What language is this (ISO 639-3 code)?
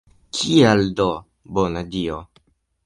epo